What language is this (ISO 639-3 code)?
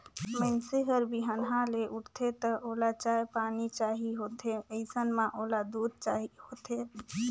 hne